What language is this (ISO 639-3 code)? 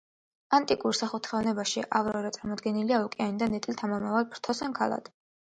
kat